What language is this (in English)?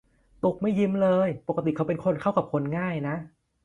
Thai